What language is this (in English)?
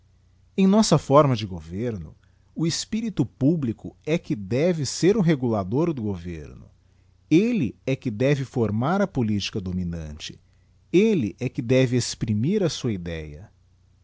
Portuguese